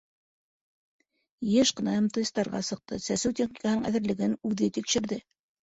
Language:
Bashkir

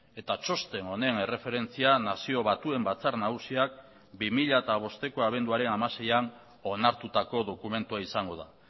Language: Basque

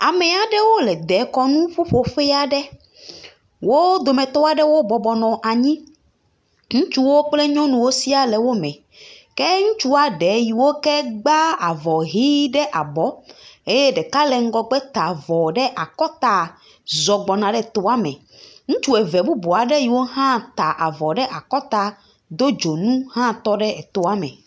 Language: Ewe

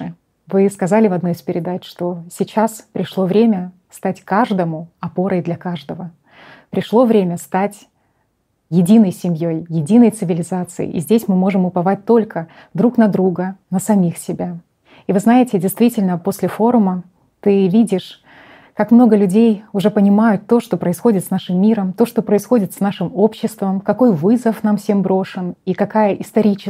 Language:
Russian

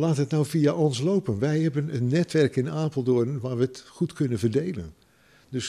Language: Dutch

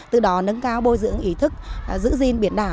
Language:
Vietnamese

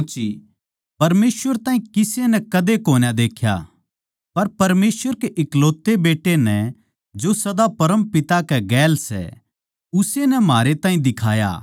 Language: Haryanvi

